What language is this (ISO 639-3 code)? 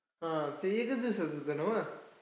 mar